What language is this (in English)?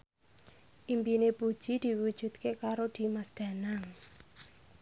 Javanese